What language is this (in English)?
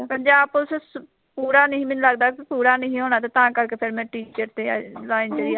Punjabi